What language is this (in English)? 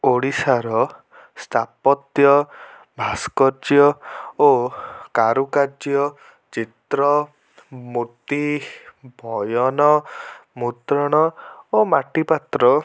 Odia